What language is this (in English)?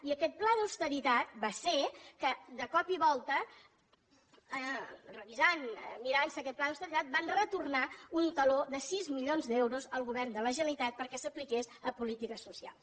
Catalan